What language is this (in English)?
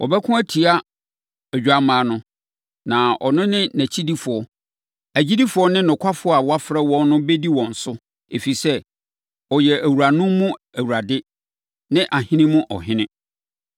Akan